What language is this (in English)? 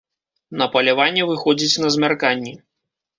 Belarusian